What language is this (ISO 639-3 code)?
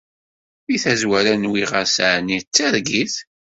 kab